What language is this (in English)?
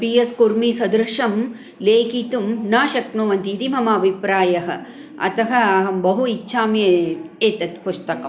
Sanskrit